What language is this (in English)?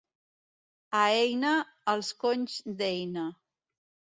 Catalan